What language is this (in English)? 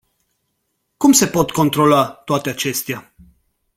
Romanian